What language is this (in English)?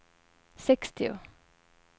Swedish